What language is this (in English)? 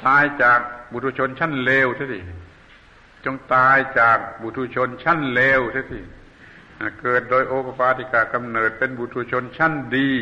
Thai